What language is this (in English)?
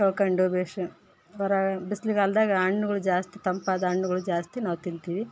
Kannada